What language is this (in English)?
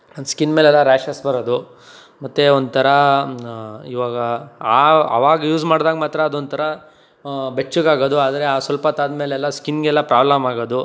Kannada